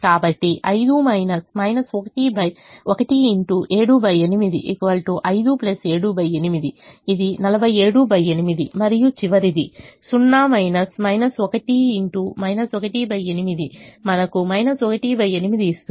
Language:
Telugu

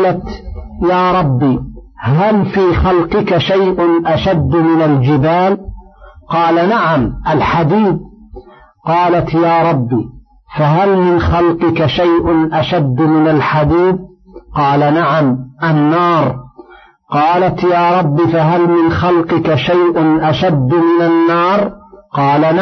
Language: Arabic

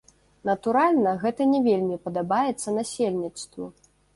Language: Belarusian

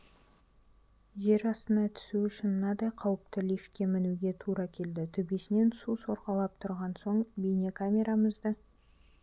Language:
Kazakh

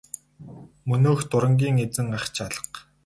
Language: Mongolian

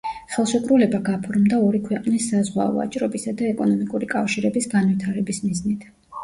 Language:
Georgian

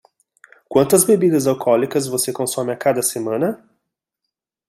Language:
Portuguese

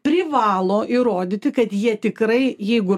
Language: Lithuanian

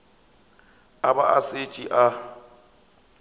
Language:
Northern Sotho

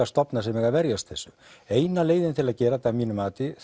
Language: Icelandic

